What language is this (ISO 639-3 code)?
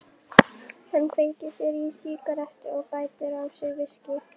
isl